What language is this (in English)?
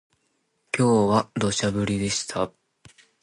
Japanese